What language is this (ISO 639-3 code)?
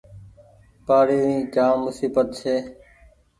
gig